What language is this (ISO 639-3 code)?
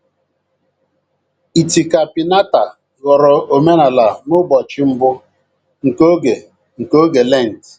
ibo